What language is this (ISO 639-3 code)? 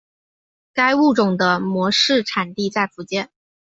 zho